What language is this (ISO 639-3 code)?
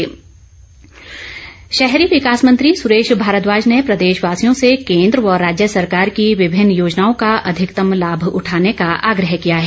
hin